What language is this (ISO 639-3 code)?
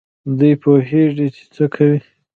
pus